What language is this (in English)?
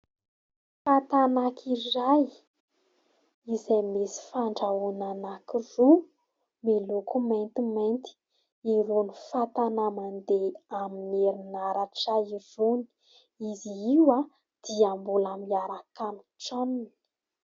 Malagasy